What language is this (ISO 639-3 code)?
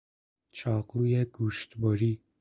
fas